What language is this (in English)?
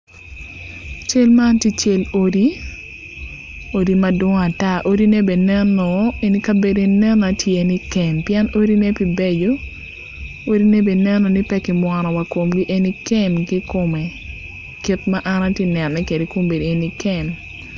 Acoli